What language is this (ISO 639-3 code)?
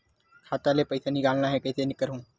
hne